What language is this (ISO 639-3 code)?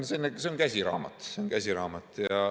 est